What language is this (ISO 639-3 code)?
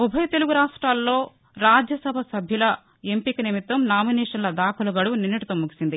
tel